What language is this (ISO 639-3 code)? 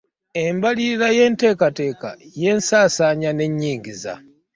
lug